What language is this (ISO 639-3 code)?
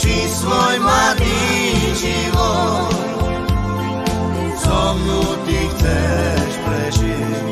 slk